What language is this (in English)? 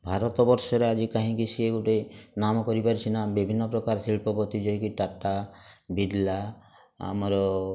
Odia